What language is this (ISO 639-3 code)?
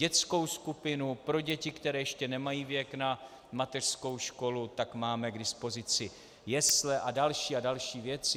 ces